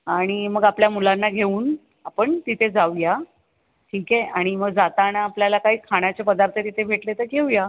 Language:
Marathi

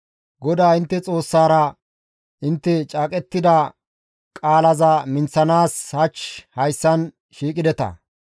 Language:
Gamo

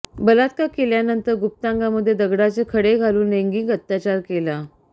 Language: Marathi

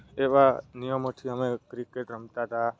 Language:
Gujarati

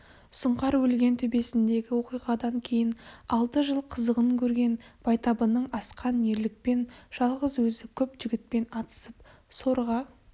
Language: Kazakh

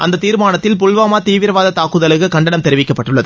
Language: Tamil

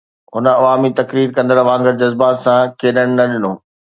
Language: Sindhi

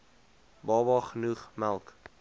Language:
Afrikaans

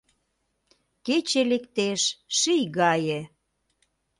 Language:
Mari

